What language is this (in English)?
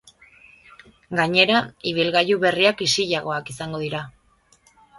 Basque